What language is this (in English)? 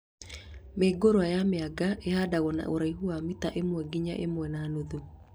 Kikuyu